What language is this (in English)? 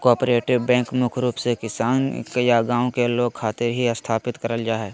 Magahi